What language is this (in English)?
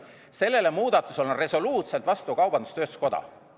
Estonian